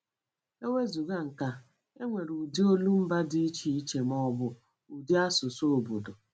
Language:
Igbo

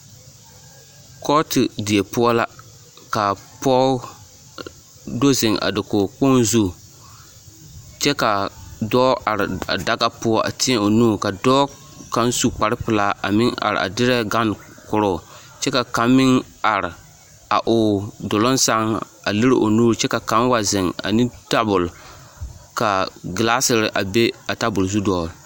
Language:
Southern Dagaare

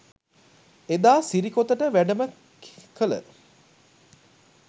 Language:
Sinhala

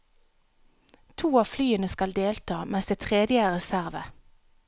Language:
Norwegian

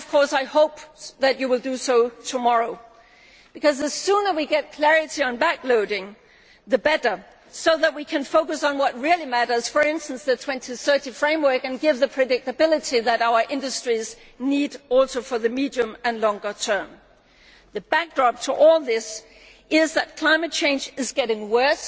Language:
English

